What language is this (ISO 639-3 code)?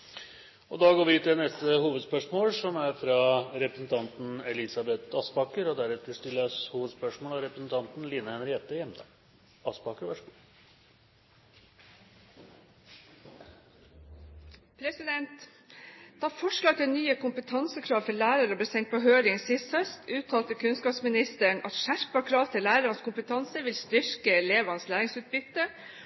nor